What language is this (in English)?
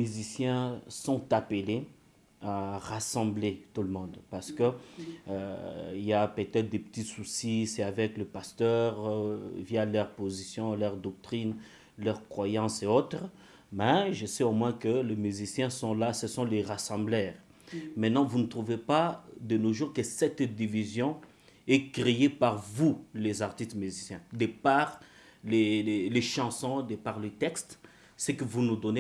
French